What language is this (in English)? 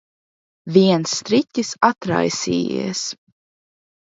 Latvian